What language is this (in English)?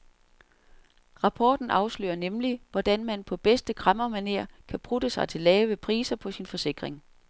Danish